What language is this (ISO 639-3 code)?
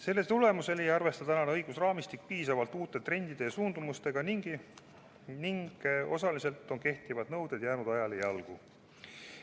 est